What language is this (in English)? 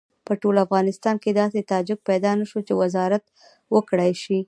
Pashto